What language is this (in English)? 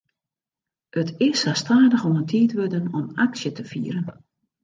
Western Frisian